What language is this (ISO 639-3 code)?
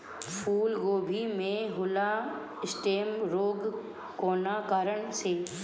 bho